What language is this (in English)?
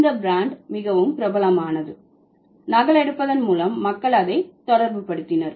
Tamil